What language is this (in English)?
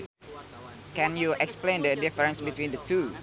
Sundanese